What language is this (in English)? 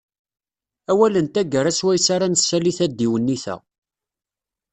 Kabyle